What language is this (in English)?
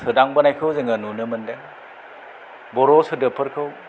Bodo